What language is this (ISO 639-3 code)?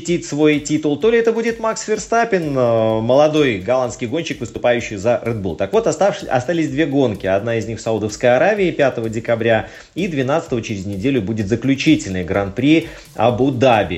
rus